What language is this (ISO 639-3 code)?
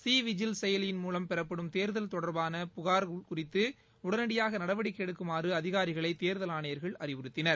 tam